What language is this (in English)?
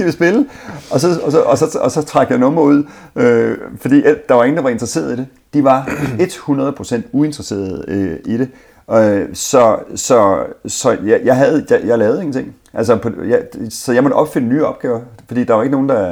Danish